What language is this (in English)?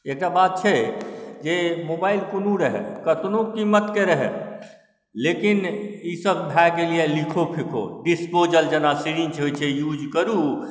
Maithili